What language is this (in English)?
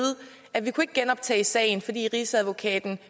Danish